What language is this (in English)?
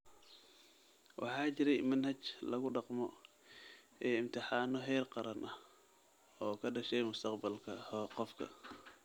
Somali